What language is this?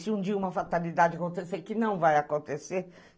Portuguese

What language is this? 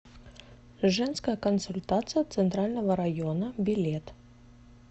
Russian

